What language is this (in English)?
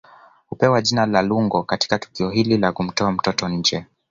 Swahili